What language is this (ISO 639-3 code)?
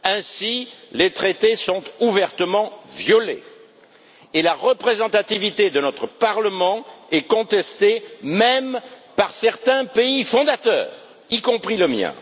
fra